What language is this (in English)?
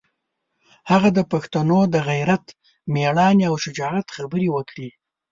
Pashto